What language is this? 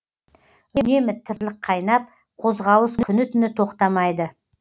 Kazakh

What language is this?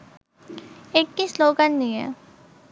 Bangla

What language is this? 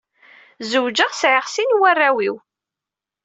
Kabyle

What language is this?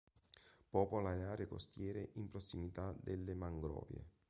Italian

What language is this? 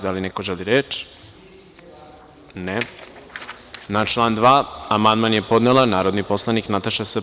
Serbian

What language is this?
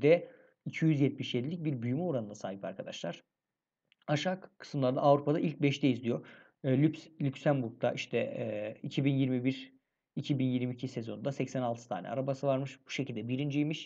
Turkish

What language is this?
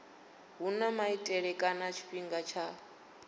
Venda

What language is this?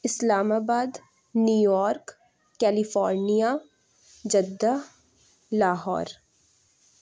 Urdu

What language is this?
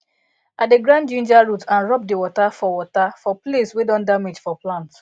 Nigerian Pidgin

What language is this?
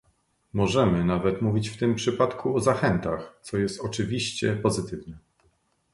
Polish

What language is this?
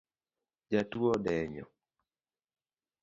Luo (Kenya and Tanzania)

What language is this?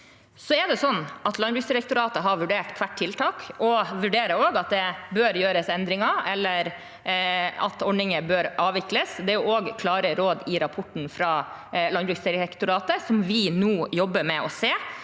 Norwegian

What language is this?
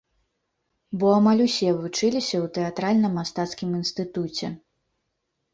Belarusian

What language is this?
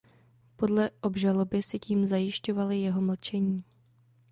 Czech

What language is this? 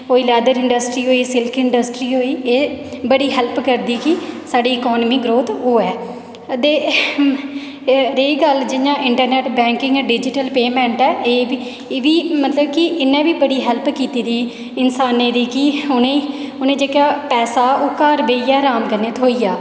Dogri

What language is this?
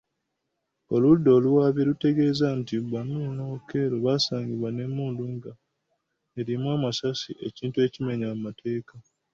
Ganda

